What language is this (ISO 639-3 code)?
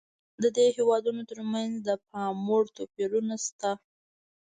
pus